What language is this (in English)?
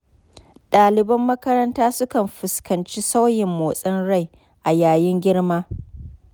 Hausa